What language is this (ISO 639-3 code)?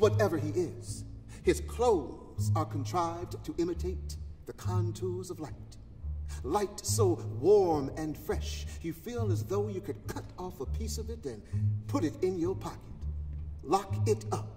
eng